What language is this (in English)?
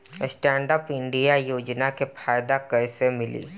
Bhojpuri